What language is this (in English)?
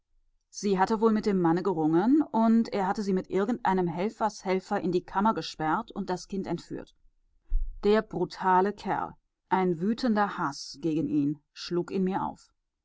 German